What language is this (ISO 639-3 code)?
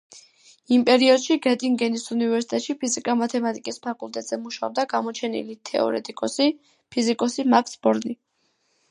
kat